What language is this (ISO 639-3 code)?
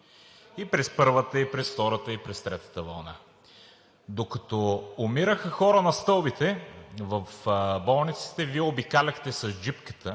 bul